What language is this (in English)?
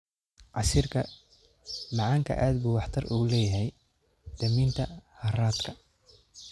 Somali